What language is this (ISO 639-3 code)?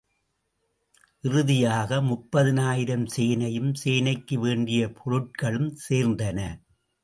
tam